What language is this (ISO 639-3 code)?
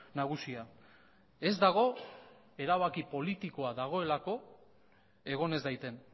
eus